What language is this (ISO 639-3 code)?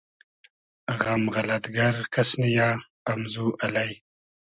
haz